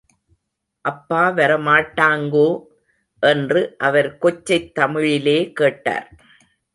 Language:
Tamil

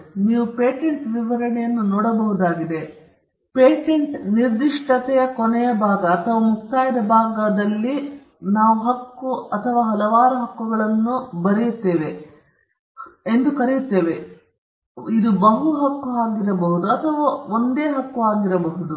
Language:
Kannada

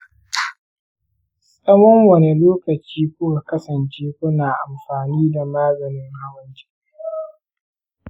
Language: Hausa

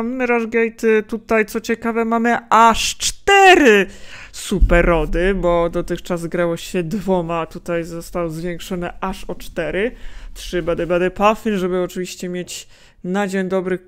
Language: Polish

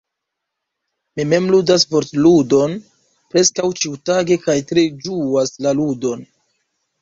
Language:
Esperanto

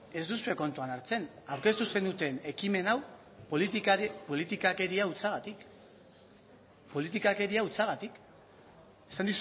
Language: Basque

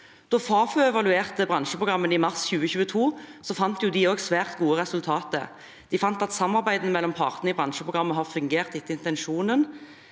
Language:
Norwegian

